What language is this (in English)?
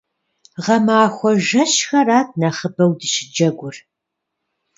Kabardian